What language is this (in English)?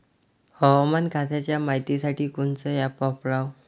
Marathi